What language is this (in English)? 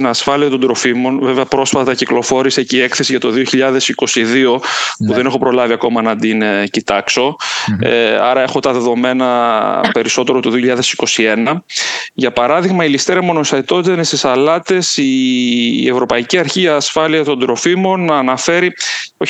Greek